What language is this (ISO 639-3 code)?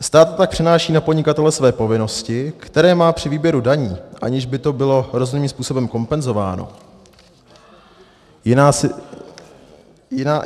ces